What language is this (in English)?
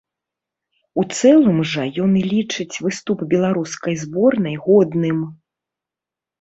Belarusian